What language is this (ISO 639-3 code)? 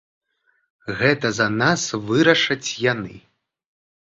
bel